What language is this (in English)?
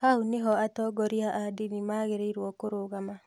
Kikuyu